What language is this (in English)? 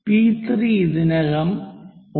Malayalam